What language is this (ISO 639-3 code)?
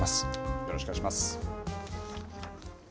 jpn